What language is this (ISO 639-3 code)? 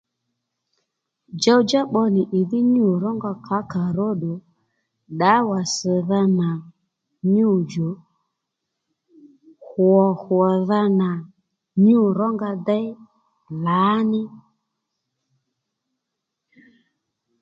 led